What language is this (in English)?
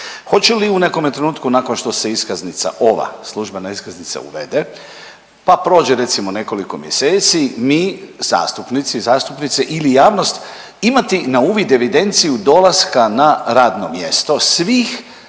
Croatian